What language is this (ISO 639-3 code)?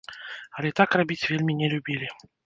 bel